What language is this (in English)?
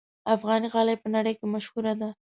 Pashto